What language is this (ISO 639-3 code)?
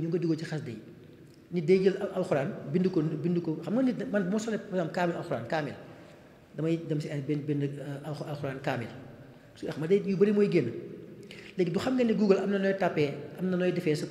ara